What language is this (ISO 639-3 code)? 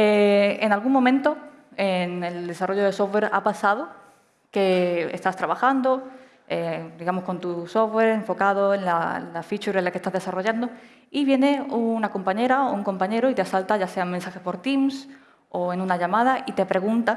spa